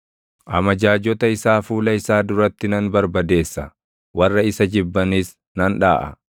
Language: Oromo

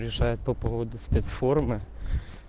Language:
Russian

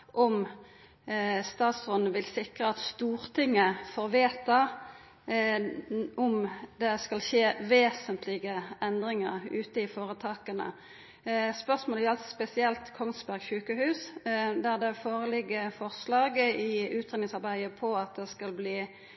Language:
Norwegian Nynorsk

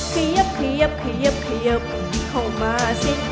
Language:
Thai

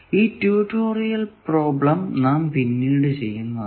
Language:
Malayalam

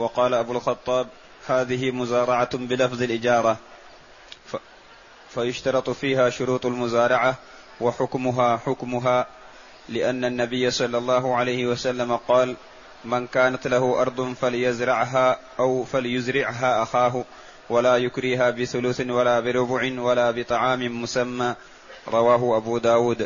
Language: Arabic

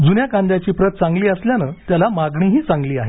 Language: Marathi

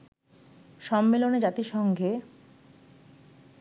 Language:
Bangla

